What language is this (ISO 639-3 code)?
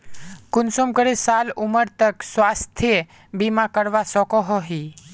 mag